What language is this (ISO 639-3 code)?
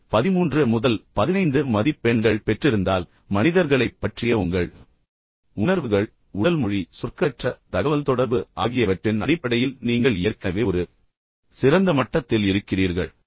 tam